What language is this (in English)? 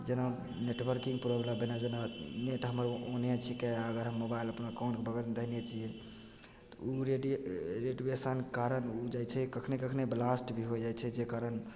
Maithili